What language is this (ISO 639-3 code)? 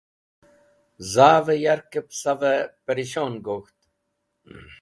wbl